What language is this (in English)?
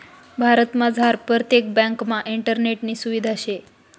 Marathi